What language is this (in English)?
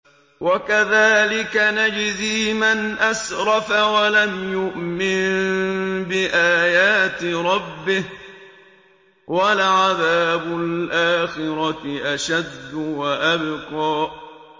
Arabic